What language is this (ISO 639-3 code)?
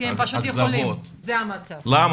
heb